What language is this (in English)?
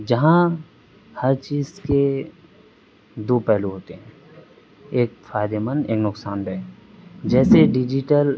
Urdu